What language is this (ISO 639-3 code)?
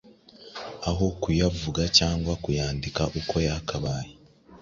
kin